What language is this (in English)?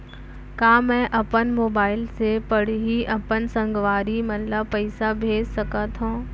Chhattisgarhi